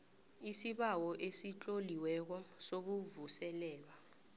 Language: South Ndebele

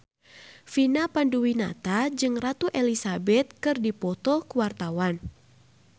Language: Sundanese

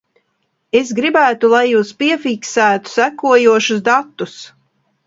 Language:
Latvian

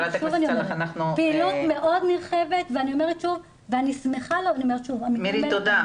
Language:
Hebrew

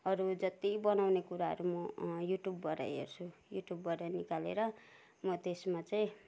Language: Nepali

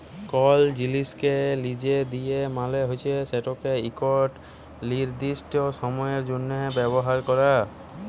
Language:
Bangla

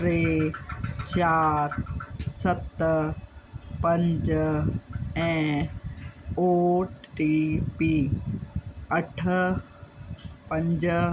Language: Sindhi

